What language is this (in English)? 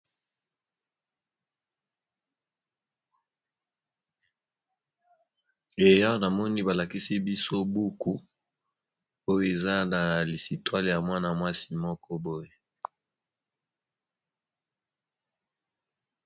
Lingala